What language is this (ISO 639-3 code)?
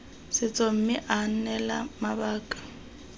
tsn